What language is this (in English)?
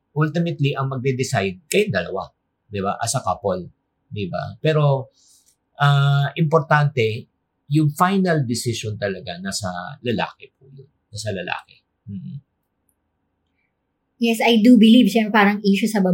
Filipino